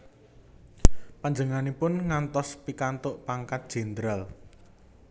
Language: Javanese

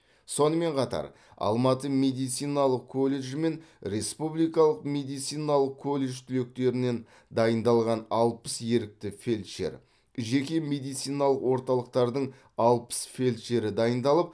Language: Kazakh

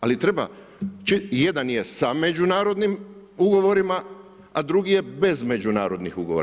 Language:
Croatian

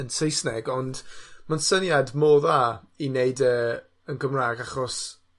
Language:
Welsh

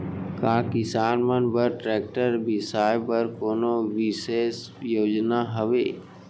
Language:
Chhattisgarhi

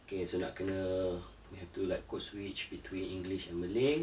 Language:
English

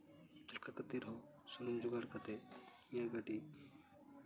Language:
Santali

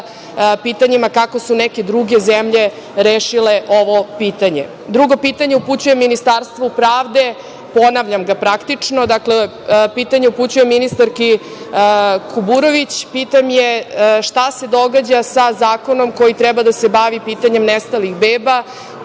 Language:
Serbian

